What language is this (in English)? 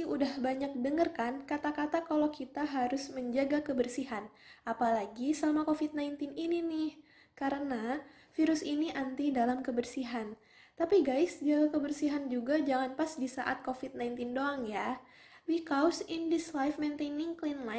Indonesian